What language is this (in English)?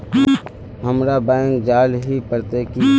Magahi